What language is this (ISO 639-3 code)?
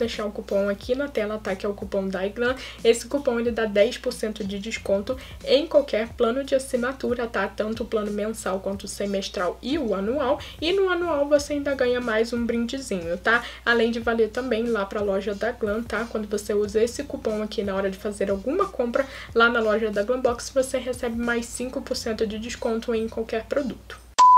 por